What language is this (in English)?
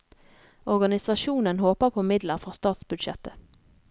Norwegian